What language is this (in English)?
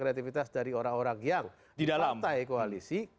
Indonesian